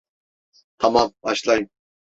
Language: Turkish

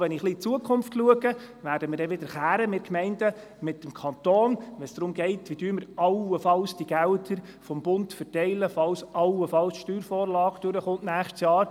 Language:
Swiss German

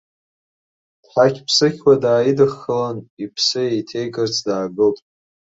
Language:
Abkhazian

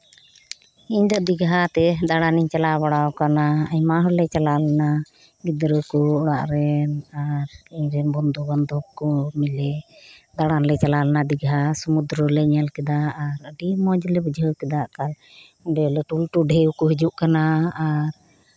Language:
Santali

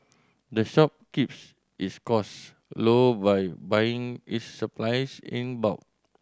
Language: English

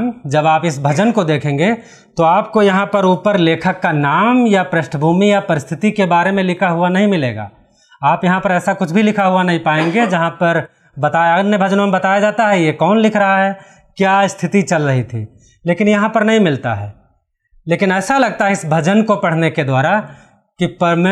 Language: Hindi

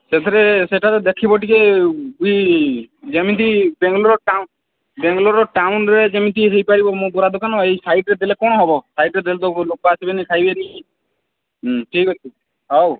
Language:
Odia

